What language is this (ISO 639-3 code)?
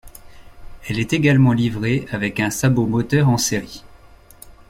fra